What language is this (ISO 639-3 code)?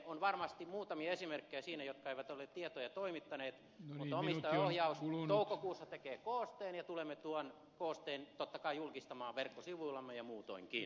fin